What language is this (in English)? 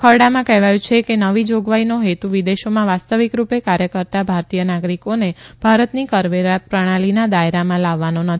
Gujarati